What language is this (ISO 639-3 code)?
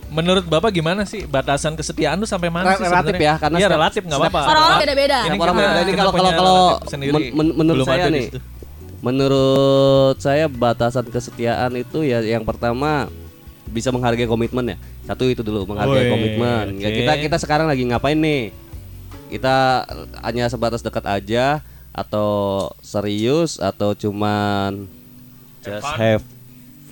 ind